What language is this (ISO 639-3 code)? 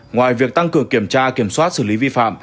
vie